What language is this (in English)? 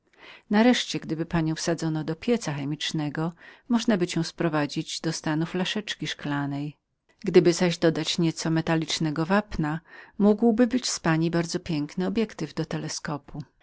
Polish